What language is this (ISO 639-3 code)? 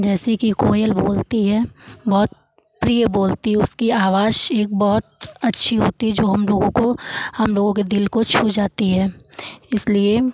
hin